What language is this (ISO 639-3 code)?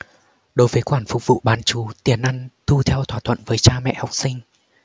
vie